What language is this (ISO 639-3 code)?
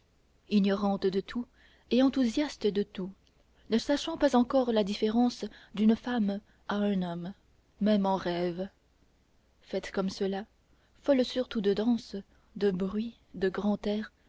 fra